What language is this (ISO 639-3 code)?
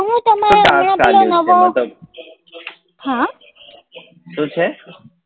guj